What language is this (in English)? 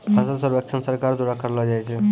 Maithili